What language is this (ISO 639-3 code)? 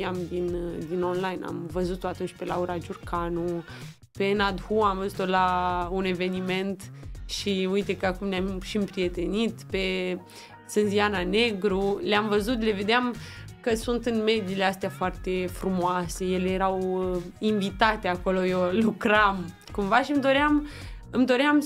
ron